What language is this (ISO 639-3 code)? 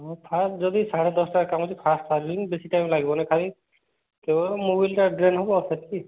ori